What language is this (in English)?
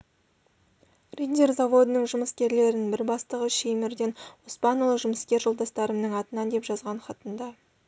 Kazakh